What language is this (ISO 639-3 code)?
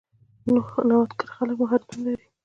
pus